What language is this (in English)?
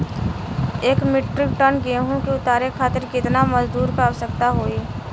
Bhojpuri